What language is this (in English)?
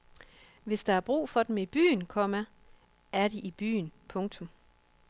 Danish